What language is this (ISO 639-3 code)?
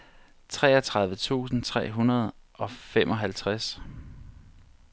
dan